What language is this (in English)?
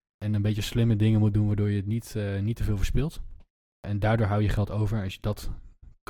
Dutch